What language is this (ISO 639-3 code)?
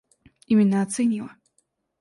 rus